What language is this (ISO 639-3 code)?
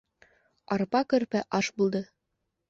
bak